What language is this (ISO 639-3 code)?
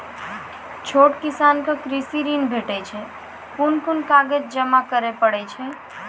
mai